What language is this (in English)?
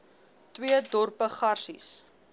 Afrikaans